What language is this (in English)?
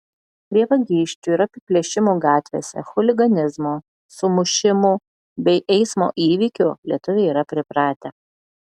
Lithuanian